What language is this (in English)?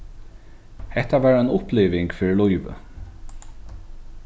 Faroese